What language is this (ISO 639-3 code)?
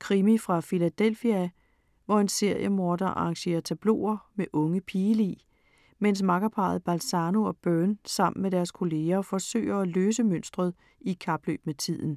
dan